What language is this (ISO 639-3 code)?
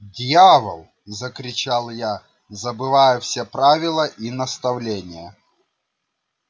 rus